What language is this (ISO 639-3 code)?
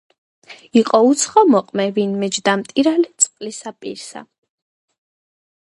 kat